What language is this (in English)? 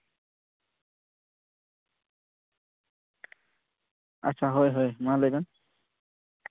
Santali